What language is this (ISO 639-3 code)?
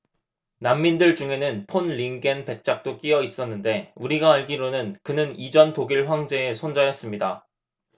kor